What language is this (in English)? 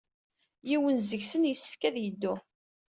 Kabyle